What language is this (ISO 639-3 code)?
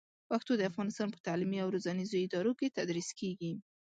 pus